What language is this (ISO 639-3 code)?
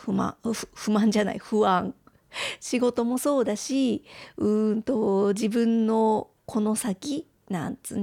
jpn